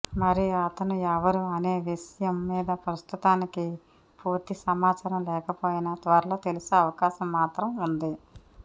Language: Telugu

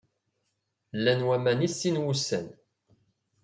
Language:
Kabyle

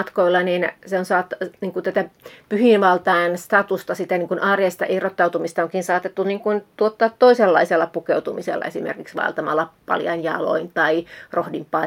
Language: Finnish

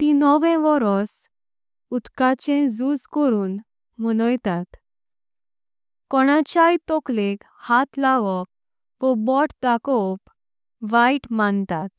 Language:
Konkani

